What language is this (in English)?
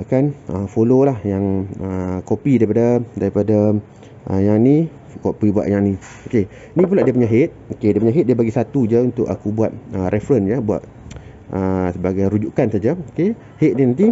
Malay